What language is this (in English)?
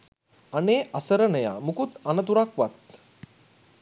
Sinhala